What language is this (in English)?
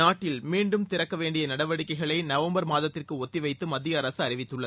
Tamil